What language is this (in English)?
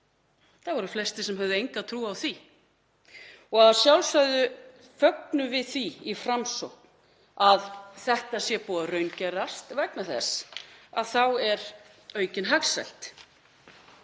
Icelandic